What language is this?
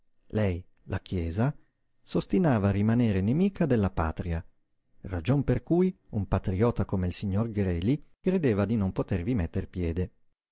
Italian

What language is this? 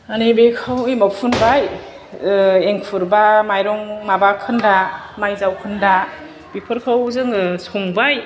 Bodo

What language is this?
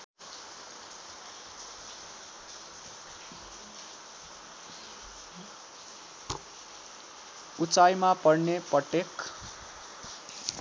Nepali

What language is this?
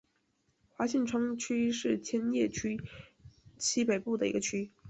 Chinese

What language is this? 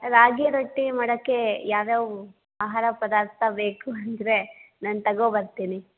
Kannada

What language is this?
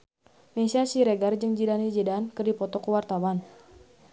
Sundanese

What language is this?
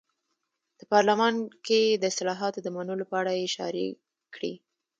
Pashto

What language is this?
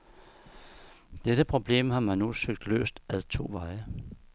Danish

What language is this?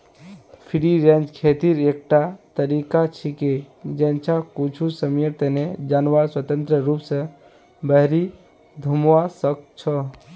Magahi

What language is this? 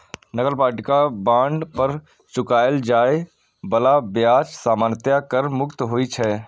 Maithili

